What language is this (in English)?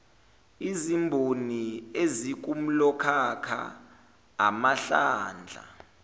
Zulu